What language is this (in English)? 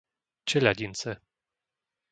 Slovak